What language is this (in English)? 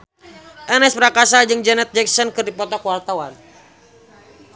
Sundanese